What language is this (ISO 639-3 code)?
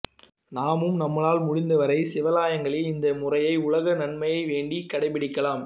tam